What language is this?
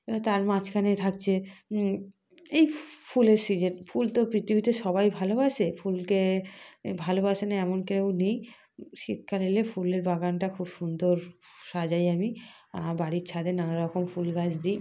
Bangla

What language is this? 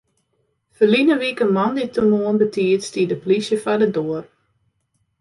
Western Frisian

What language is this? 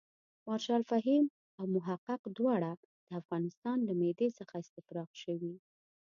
Pashto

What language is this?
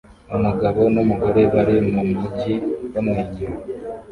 Kinyarwanda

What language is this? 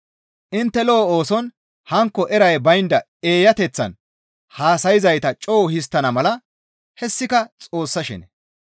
Gamo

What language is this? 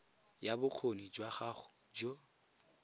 Tswana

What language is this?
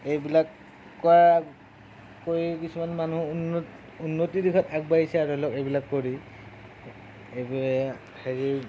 Assamese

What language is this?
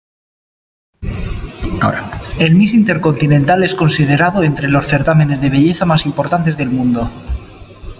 Spanish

